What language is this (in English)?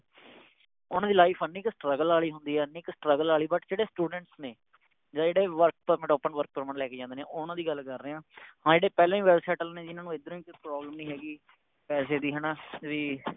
Punjabi